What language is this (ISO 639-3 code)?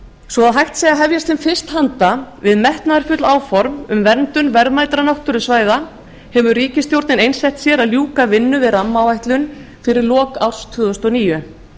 isl